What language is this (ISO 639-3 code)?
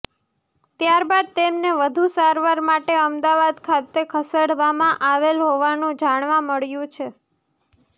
guj